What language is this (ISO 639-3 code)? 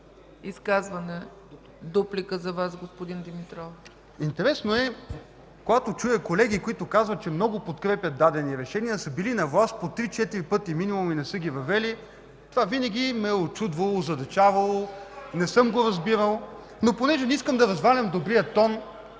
bul